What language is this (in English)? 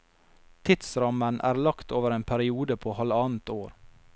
Norwegian